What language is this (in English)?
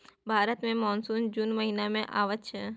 Maithili